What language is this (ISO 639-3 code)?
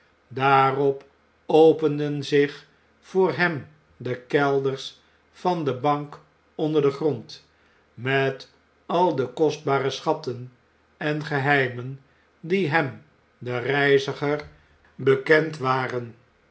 nld